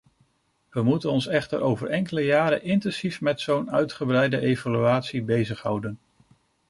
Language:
Dutch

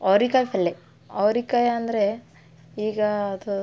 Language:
Kannada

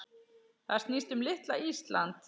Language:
Icelandic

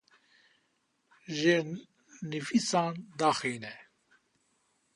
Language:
Kurdish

